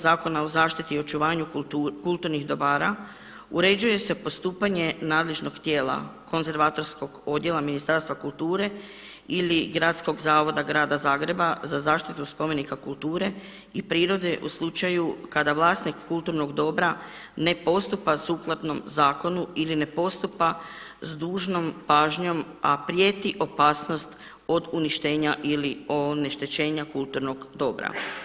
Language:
Croatian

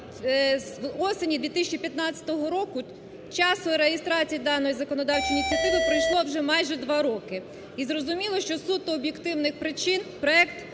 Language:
Ukrainian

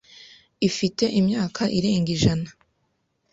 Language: Kinyarwanda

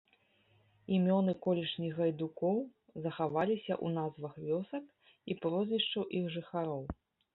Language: Belarusian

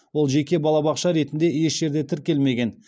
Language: Kazakh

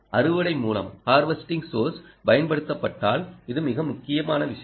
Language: Tamil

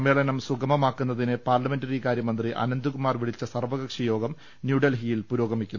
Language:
Malayalam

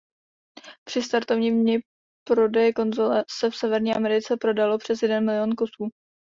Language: Czech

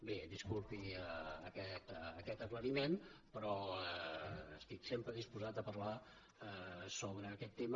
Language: Catalan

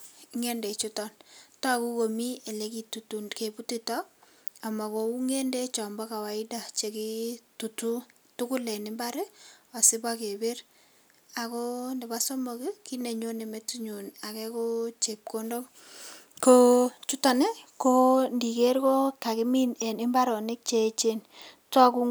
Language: Kalenjin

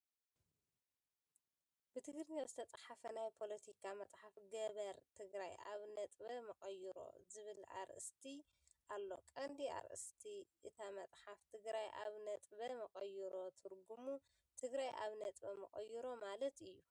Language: Tigrinya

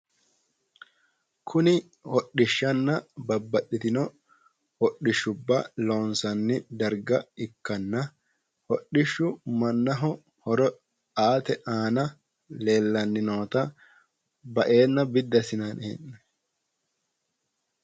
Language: Sidamo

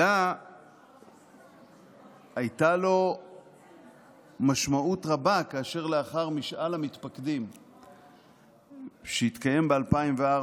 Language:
Hebrew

